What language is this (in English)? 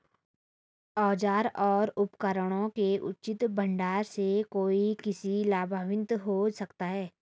Hindi